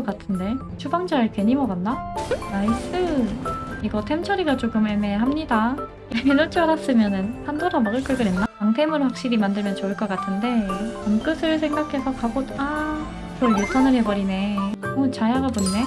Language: Korean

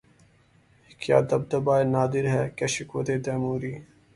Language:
Urdu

